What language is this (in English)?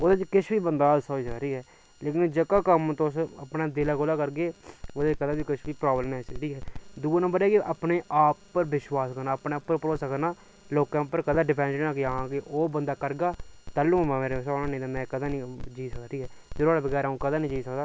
Dogri